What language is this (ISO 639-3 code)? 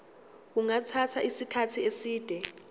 zul